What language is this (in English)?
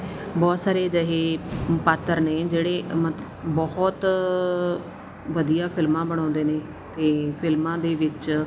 Punjabi